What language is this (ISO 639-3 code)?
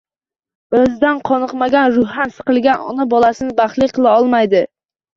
uzb